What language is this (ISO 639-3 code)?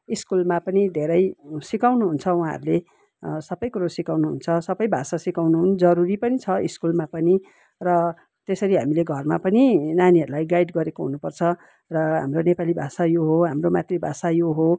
nep